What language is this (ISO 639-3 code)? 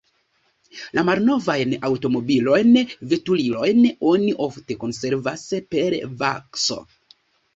epo